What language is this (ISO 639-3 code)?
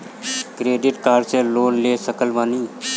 bho